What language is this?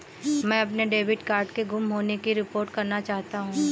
Hindi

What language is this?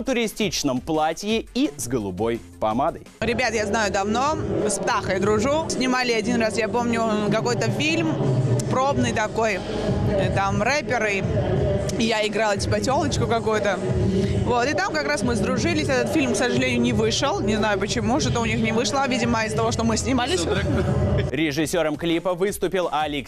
Russian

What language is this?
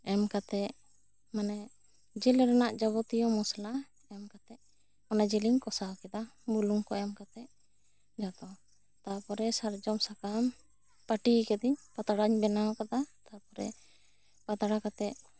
Santali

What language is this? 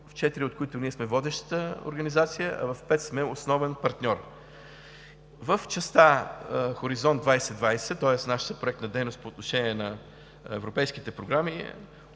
Bulgarian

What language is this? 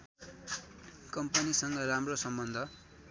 Nepali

